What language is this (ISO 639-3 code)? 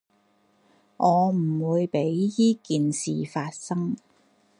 yue